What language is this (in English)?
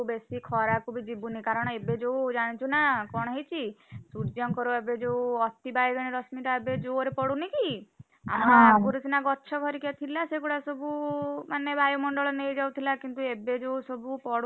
Odia